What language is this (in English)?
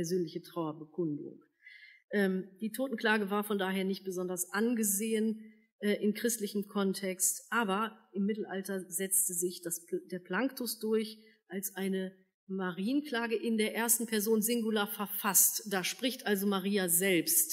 German